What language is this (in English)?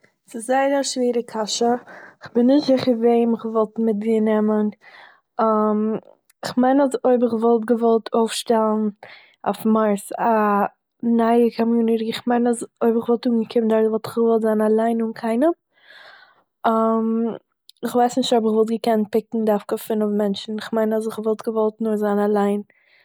Yiddish